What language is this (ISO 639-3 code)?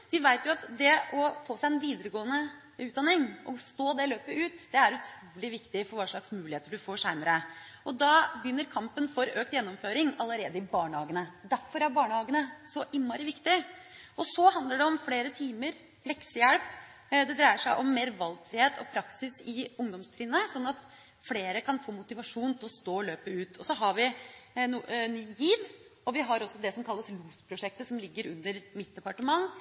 nob